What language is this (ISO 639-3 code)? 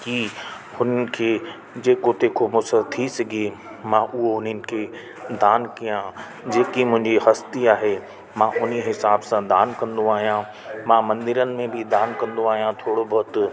snd